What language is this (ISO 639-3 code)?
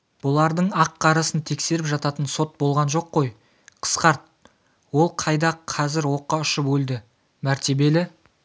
kaz